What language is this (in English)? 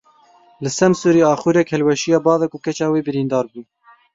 Kurdish